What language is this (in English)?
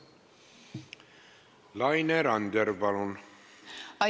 Estonian